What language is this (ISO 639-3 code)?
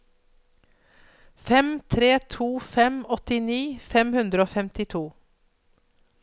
nor